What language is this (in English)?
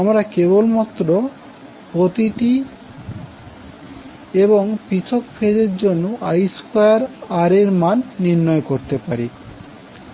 Bangla